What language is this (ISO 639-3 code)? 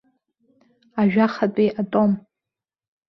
abk